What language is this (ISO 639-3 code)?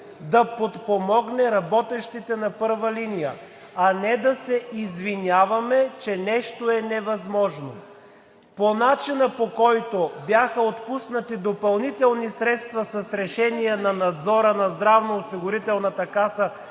bul